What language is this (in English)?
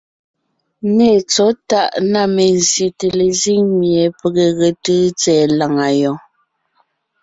Ngiemboon